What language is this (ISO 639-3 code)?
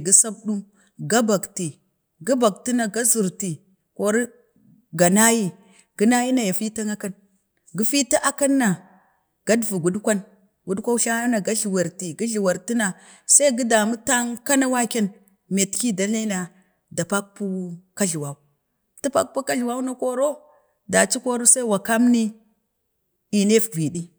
bde